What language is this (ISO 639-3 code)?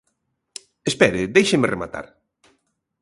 glg